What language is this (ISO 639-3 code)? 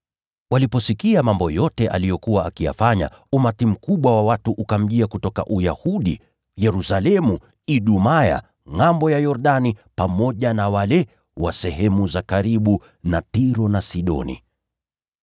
swa